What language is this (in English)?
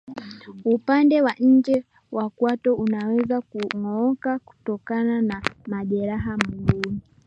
Swahili